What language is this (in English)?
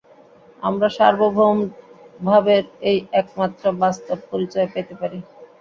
Bangla